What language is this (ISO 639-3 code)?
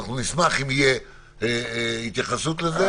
heb